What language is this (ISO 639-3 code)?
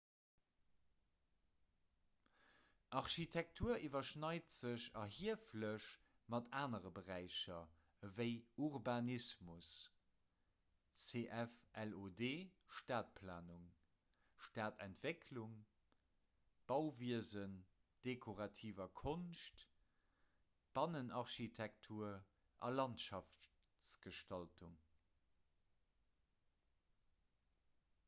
ltz